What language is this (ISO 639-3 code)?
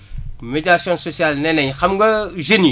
wol